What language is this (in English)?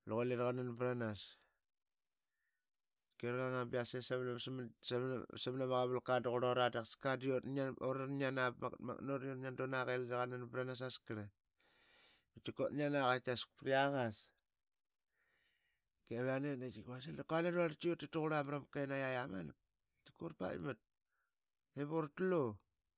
Qaqet